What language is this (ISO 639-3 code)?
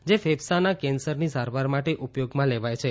guj